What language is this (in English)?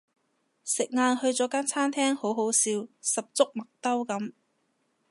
Cantonese